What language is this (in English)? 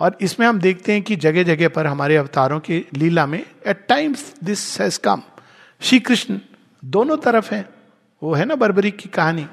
Hindi